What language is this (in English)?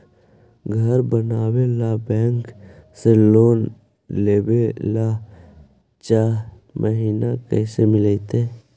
Magahi